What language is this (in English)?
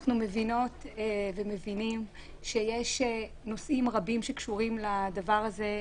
Hebrew